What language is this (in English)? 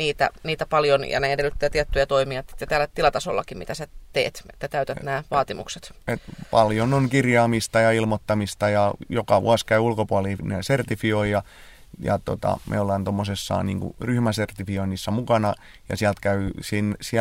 Finnish